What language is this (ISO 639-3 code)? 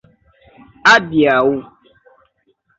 epo